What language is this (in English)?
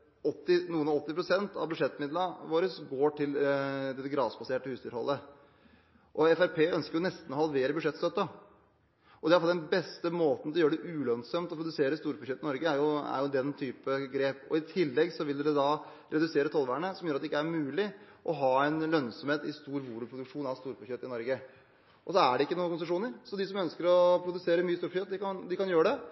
Norwegian Bokmål